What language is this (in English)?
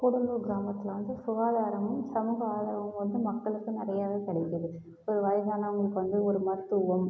Tamil